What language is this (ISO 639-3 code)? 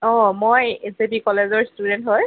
asm